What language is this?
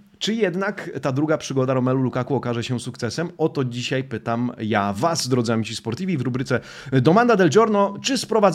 Polish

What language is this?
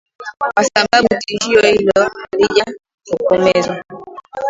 Swahili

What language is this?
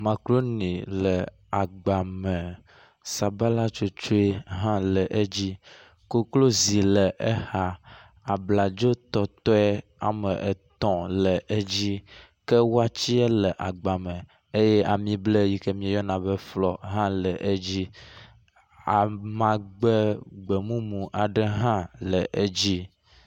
Ewe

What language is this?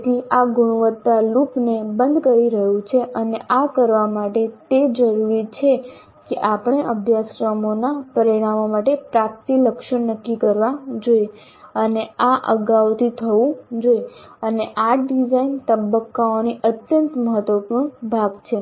Gujarati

